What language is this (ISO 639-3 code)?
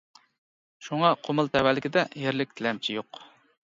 uig